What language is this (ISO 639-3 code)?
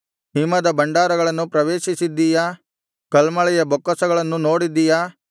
kan